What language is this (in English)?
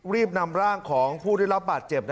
Thai